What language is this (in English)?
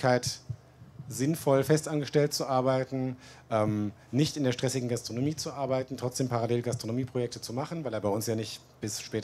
German